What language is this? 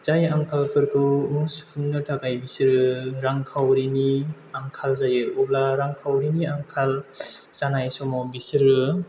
Bodo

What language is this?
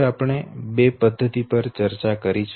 Gujarati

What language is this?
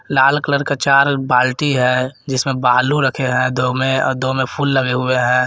Hindi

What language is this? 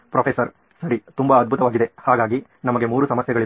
Kannada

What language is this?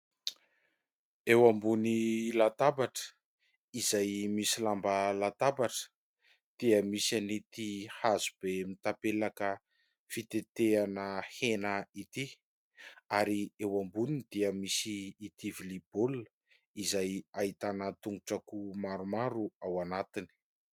Malagasy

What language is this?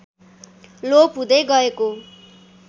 Nepali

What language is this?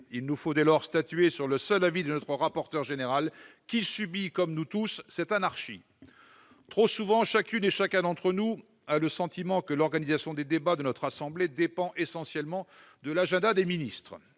French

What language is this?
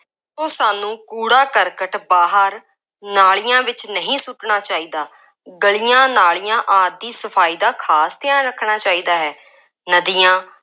Punjabi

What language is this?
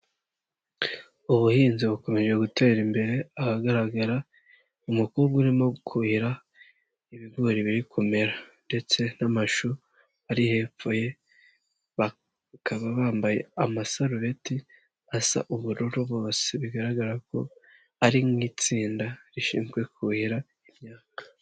Kinyarwanda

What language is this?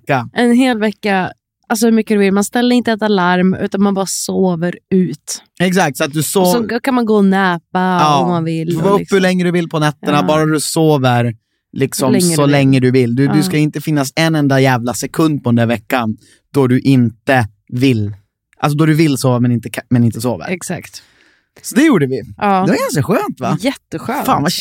Swedish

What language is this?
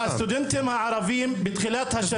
Hebrew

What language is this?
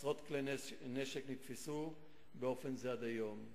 Hebrew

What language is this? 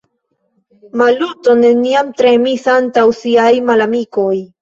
Esperanto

